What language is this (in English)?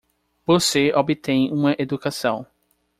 Portuguese